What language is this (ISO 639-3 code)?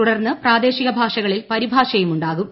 mal